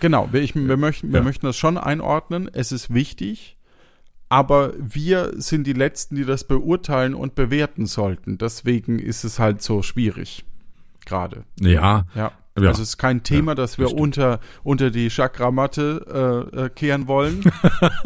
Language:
German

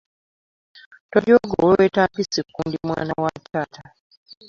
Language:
Ganda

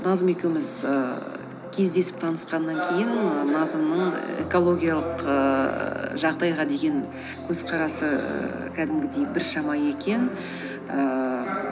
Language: Kazakh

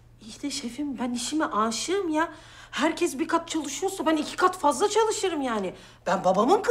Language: Turkish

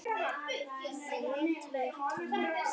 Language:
Icelandic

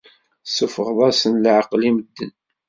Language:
Kabyle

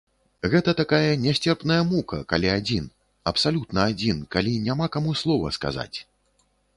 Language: Belarusian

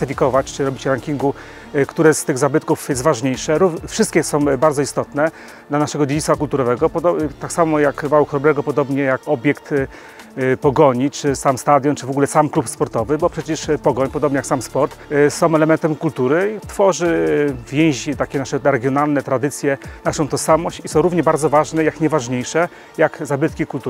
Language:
Polish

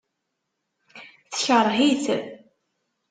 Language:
Kabyle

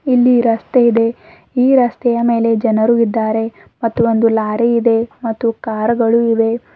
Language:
Kannada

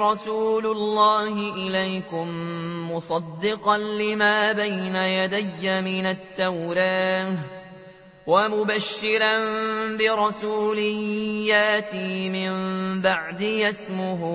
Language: Arabic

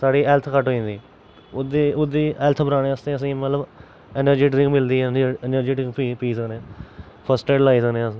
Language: Dogri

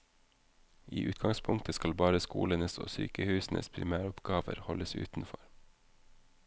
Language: Norwegian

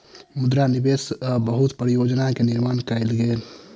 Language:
Maithili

